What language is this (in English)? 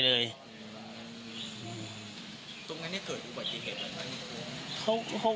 Thai